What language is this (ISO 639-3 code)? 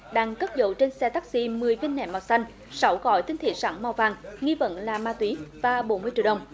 vie